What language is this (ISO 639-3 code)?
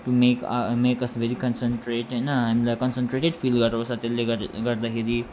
nep